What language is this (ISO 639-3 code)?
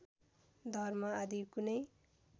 nep